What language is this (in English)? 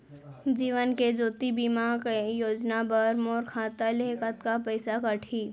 Chhattisgarhi